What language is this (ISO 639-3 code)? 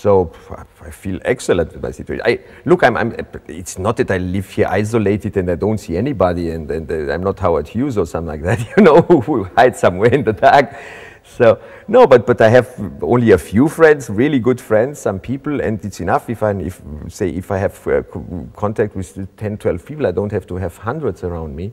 eng